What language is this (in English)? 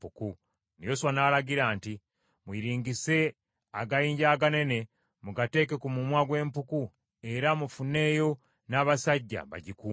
Ganda